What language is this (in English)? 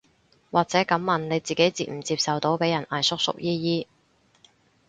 Cantonese